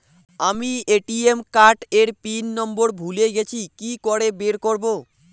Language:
Bangla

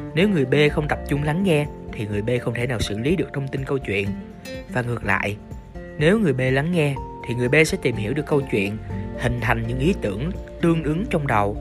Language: Vietnamese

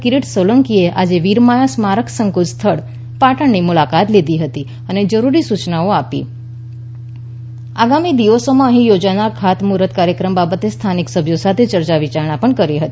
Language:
Gujarati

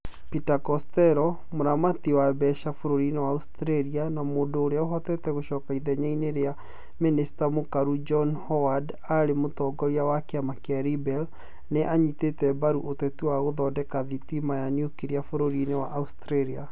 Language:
Kikuyu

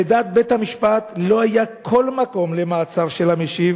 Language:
Hebrew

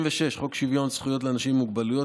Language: Hebrew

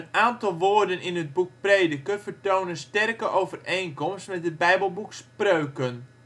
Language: Dutch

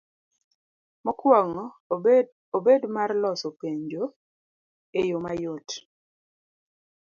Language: Luo (Kenya and Tanzania)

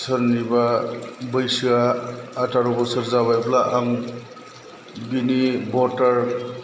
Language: Bodo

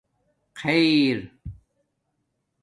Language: Domaaki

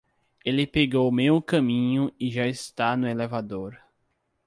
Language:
Portuguese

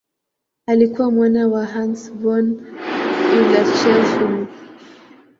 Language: Swahili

